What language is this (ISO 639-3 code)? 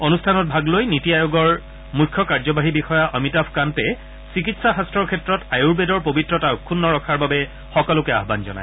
asm